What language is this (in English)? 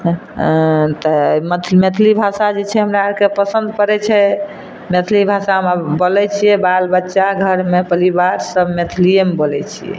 Maithili